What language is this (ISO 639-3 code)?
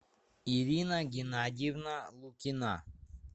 rus